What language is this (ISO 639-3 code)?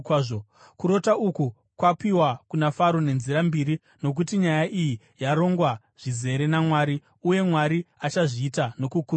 sna